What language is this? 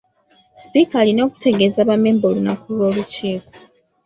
Ganda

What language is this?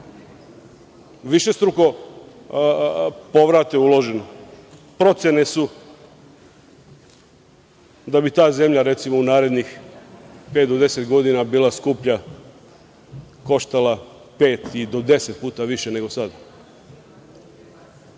Serbian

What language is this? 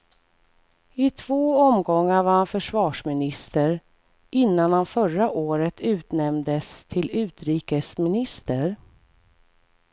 Swedish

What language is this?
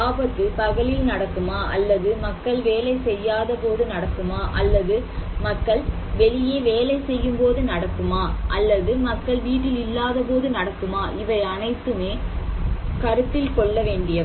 Tamil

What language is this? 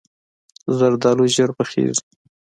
Pashto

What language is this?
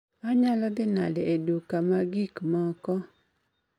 Luo (Kenya and Tanzania)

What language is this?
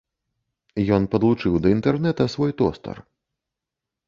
Belarusian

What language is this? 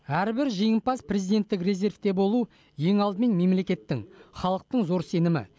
Kazakh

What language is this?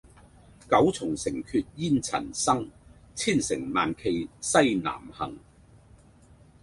Cantonese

